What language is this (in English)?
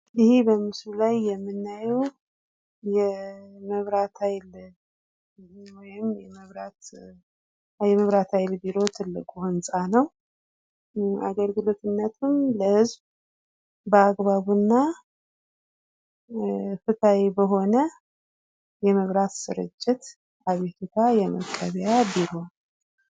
Amharic